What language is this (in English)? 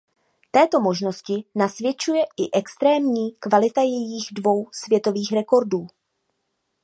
Czech